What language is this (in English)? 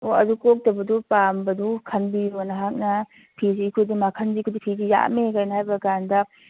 Manipuri